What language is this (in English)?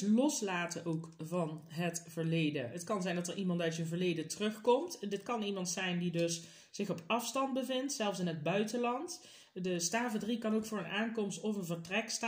Dutch